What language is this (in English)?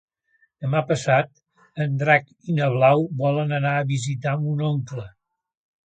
Catalan